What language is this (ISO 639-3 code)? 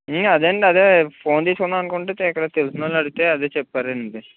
tel